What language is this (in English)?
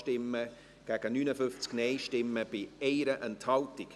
Swiss German